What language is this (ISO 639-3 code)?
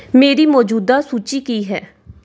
pan